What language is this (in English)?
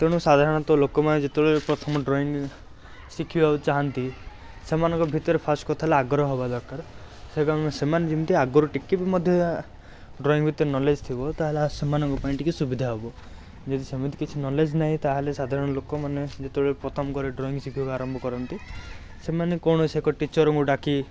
Odia